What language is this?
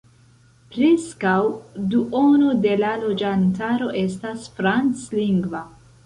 Esperanto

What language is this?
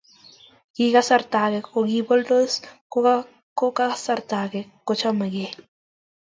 Kalenjin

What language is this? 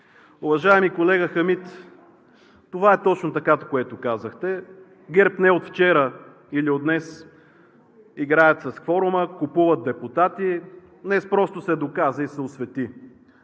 Bulgarian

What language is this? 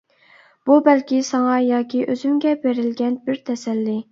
Uyghur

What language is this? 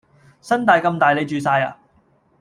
Cantonese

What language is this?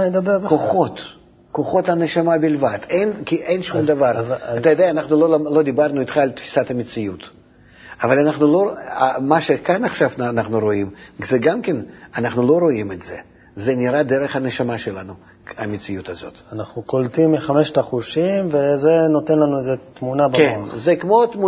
Hebrew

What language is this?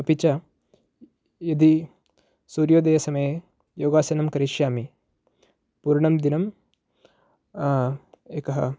Sanskrit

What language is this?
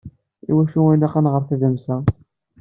Kabyle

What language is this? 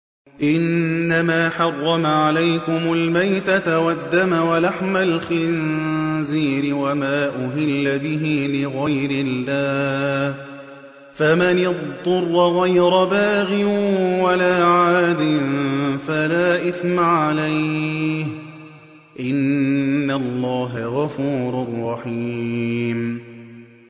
Arabic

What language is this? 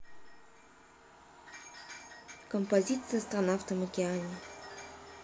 Russian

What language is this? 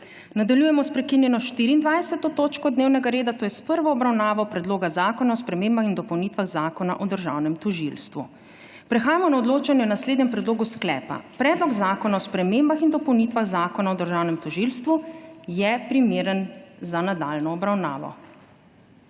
Slovenian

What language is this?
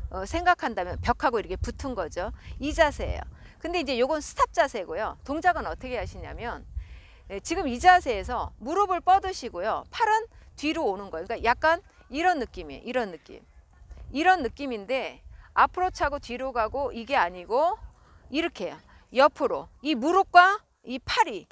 Korean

